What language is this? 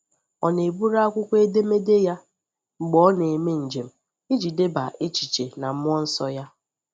Igbo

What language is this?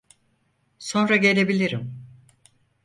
Turkish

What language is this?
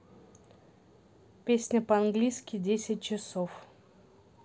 Russian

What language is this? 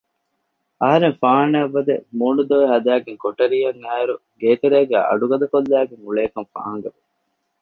Divehi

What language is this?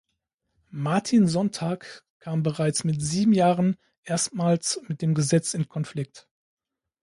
German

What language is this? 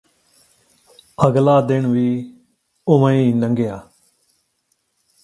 Punjabi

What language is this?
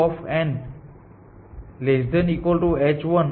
Gujarati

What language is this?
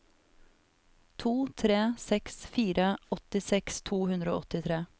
Norwegian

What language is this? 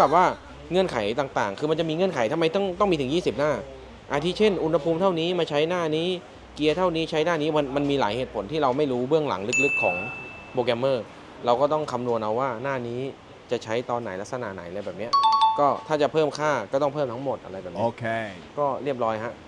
Thai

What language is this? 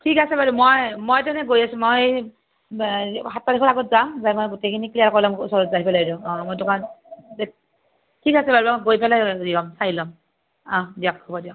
Assamese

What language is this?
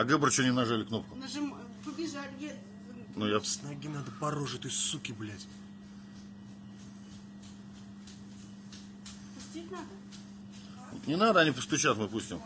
Russian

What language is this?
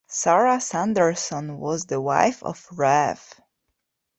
English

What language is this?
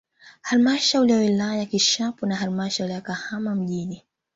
Swahili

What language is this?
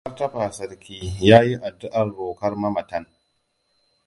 Hausa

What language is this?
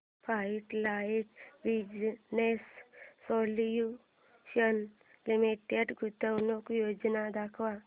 Marathi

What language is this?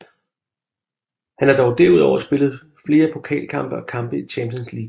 Danish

